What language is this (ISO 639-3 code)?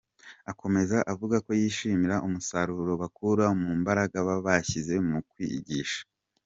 kin